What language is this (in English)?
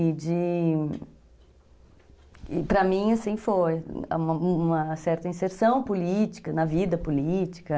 Portuguese